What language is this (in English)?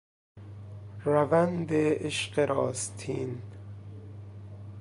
Persian